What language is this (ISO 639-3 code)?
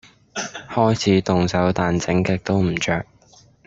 yue